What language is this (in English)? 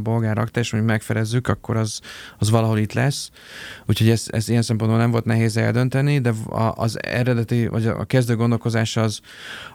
Hungarian